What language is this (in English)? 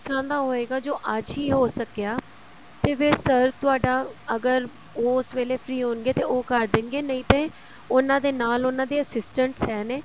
Punjabi